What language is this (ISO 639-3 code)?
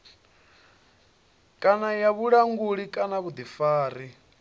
ven